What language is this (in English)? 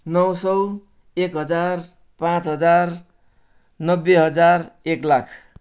Nepali